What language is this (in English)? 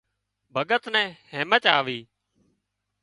Wadiyara Koli